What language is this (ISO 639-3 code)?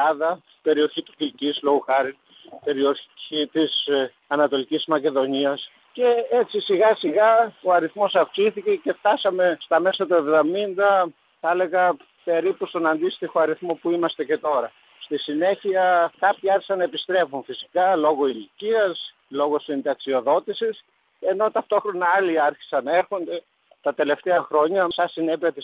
ell